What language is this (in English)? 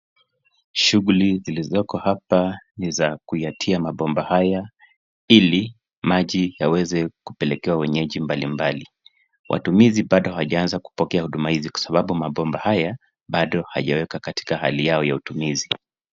Swahili